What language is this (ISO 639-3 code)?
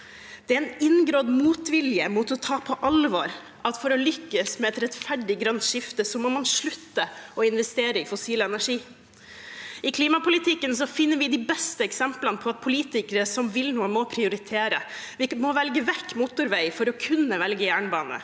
nor